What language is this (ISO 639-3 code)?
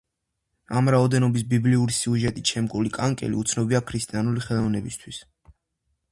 kat